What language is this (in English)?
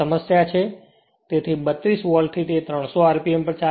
Gujarati